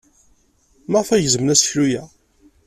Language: Kabyle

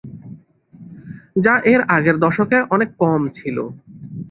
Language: Bangla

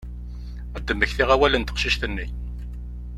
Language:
Kabyle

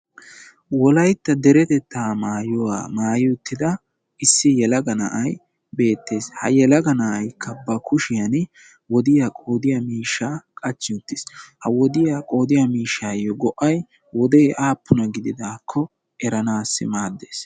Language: Wolaytta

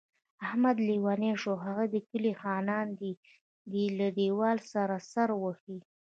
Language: Pashto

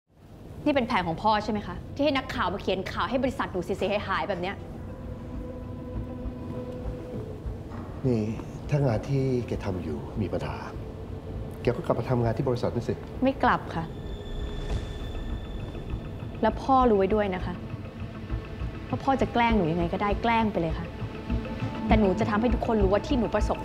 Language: Thai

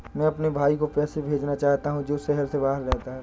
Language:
Hindi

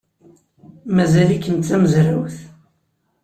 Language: Kabyle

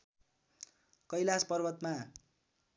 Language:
Nepali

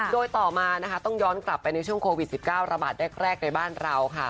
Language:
Thai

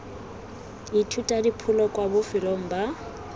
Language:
Tswana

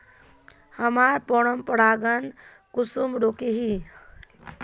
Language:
Magahi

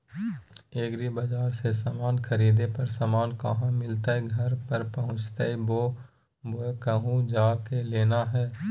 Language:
Magahi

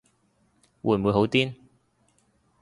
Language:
Cantonese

